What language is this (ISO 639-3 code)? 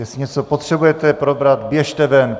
ces